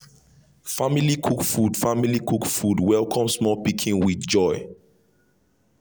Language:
Nigerian Pidgin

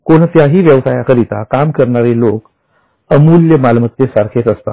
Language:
Marathi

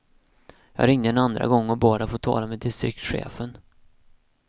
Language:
Swedish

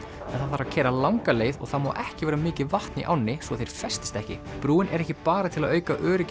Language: Icelandic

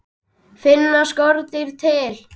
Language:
Icelandic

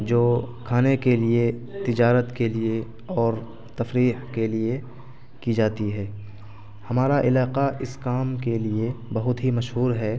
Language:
Urdu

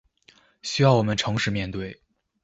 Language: Chinese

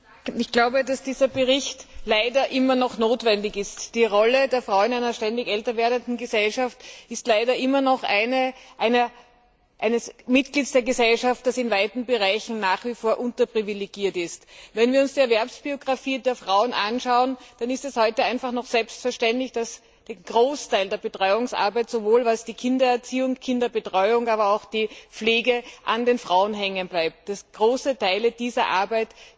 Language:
German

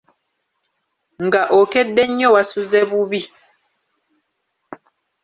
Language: Ganda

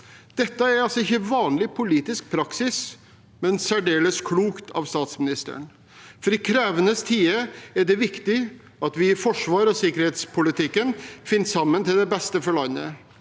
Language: Norwegian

